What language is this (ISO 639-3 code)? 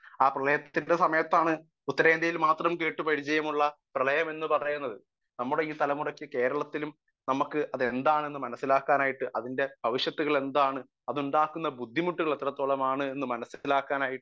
mal